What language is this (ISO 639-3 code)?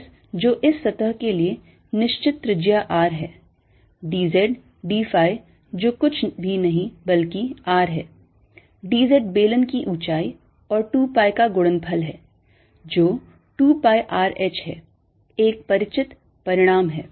hin